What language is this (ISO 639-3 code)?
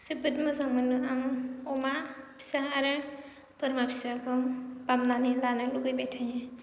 brx